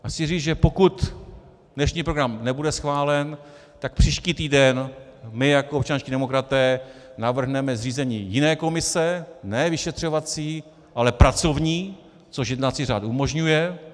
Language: Czech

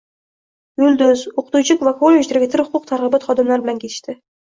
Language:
Uzbek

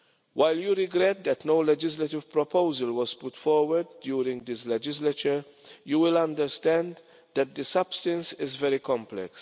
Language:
English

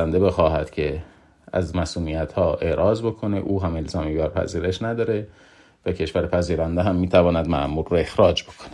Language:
Persian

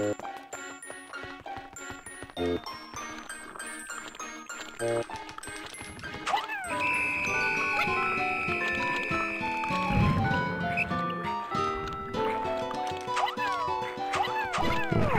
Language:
French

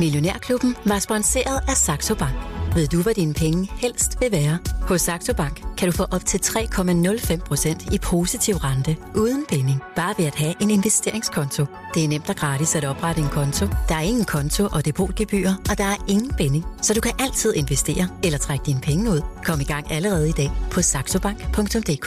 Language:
Danish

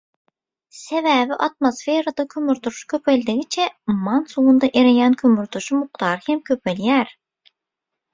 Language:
Turkmen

